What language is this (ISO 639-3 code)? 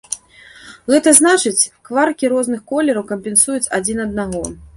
bel